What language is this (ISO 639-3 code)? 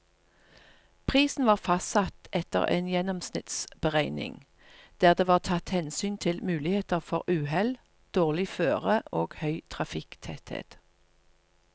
nor